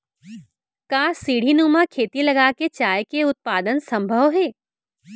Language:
Chhattisgarhi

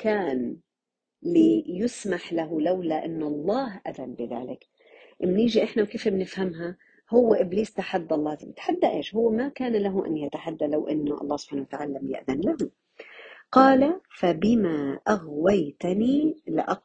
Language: Arabic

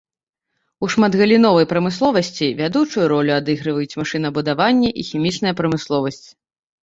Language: Belarusian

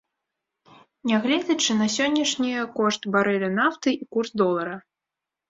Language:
Belarusian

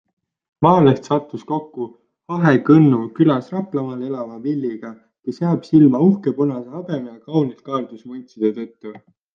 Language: Estonian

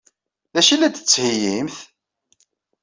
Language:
Kabyle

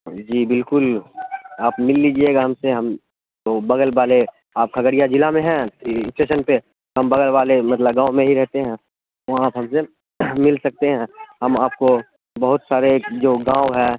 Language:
Urdu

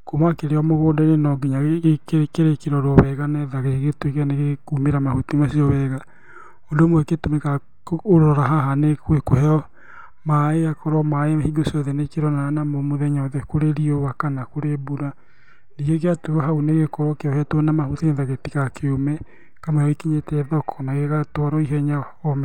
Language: Kikuyu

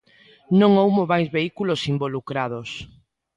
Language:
Galician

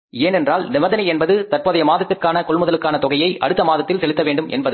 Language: Tamil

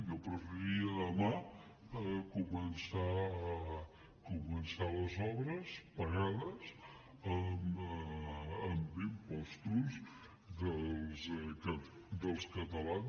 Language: Catalan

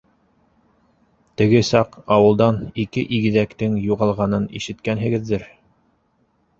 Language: Bashkir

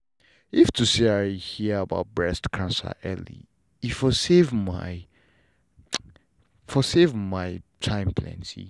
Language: Nigerian Pidgin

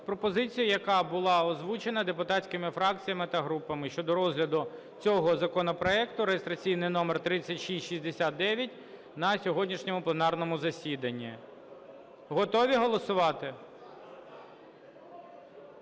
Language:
Ukrainian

